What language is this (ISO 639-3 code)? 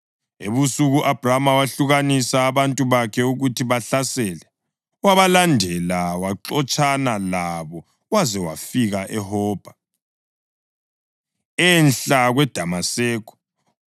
nde